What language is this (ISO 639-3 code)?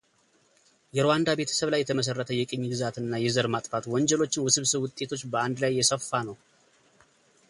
amh